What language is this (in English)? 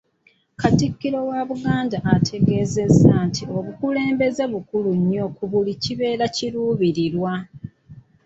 Ganda